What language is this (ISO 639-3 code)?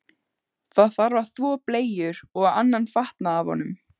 isl